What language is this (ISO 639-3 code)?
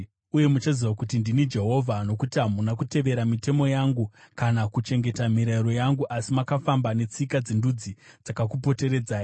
sna